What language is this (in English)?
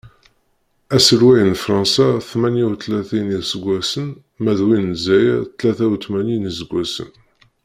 Kabyle